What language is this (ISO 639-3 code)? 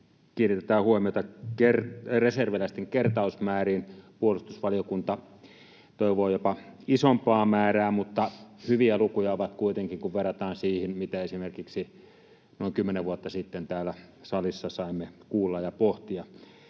fin